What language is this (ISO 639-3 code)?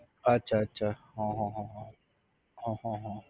guj